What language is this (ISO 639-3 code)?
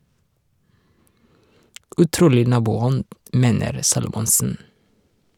nor